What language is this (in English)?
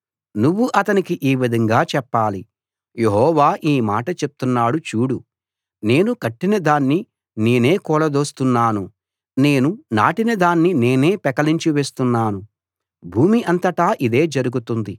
Telugu